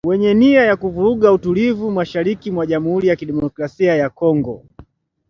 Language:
Swahili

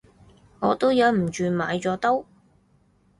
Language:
Cantonese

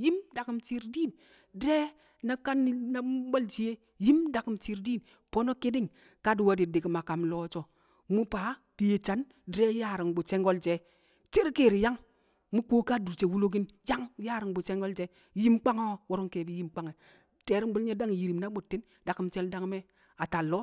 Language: Kamo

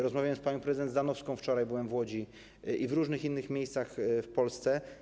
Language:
Polish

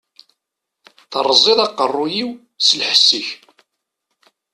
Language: Kabyle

